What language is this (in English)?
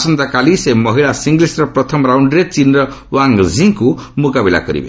Odia